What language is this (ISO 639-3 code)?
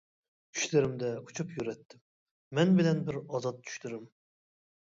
uig